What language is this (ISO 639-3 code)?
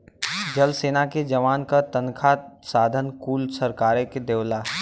bho